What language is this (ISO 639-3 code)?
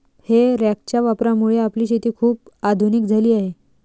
mar